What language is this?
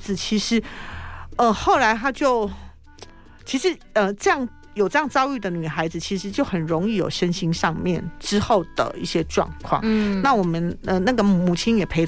Chinese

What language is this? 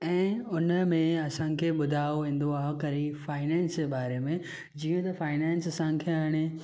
Sindhi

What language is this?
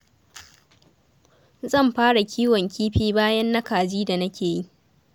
Hausa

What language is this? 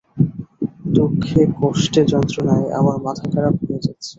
Bangla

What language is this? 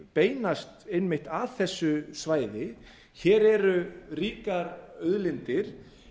Icelandic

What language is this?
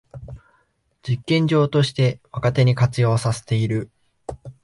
Japanese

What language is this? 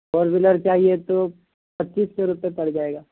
Urdu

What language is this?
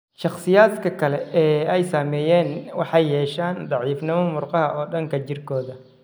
Somali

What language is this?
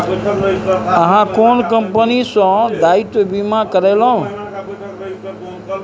Maithili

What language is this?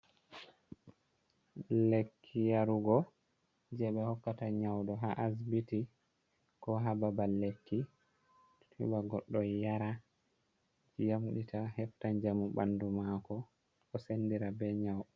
Fula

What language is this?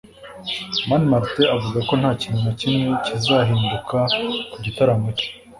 Kinyarwanda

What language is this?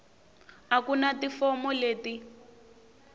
Tsonga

